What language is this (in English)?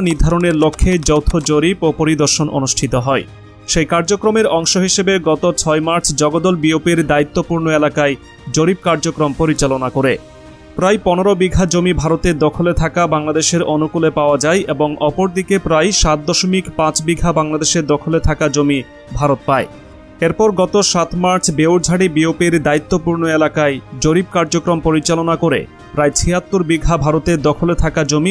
Bangla